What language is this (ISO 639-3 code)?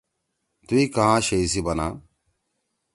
trw